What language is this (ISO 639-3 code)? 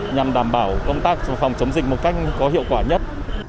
vie